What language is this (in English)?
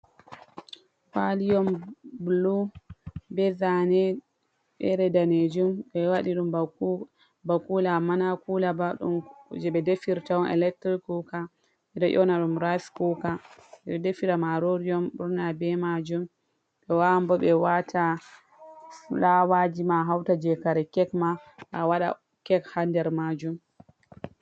Fula